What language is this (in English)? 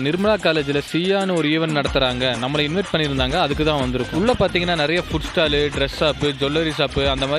Arabic